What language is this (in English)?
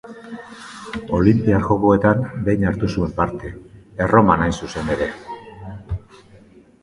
Basque